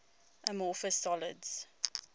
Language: English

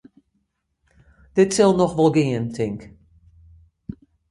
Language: Western Frisian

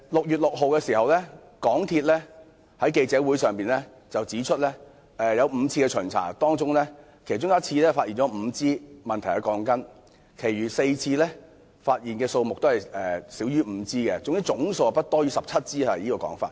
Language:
Cantonese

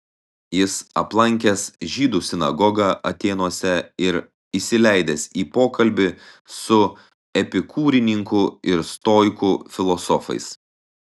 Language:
Lithuanian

